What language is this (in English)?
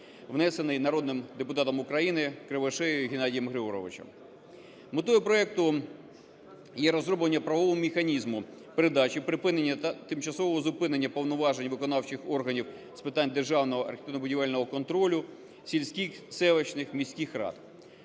Ukrainian